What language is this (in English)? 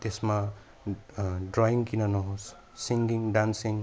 Nepali